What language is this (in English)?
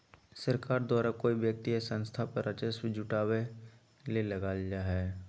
Magahi